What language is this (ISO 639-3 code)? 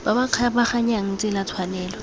tsn